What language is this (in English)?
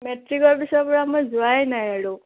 Assamese